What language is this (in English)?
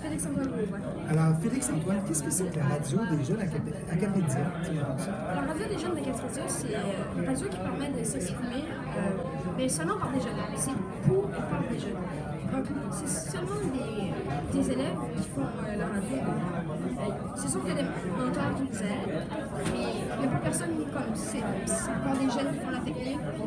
French